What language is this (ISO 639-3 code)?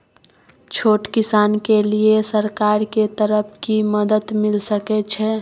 mai